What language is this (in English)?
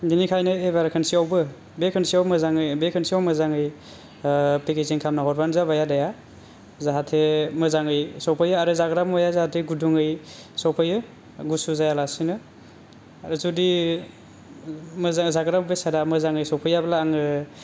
Bodo